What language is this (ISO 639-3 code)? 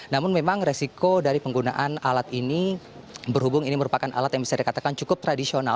ind